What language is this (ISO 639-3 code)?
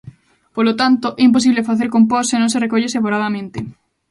glg